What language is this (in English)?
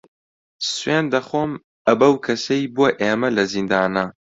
Central Kurdish